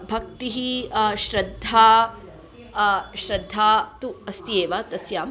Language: Sanskrit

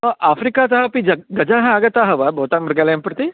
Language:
Sanskrit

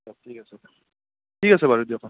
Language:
Assamese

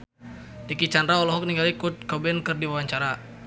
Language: Sundanese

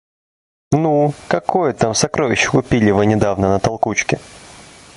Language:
Russian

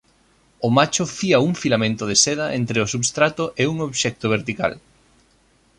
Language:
Galician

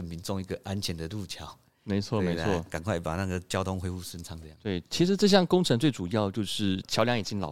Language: Chinese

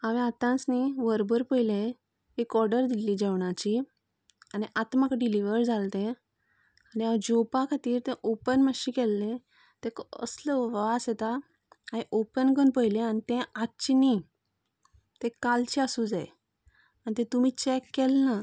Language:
Konkani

